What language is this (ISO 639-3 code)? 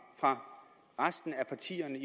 dan